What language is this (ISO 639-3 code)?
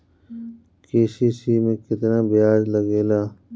bho